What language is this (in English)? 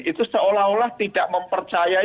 Indonesian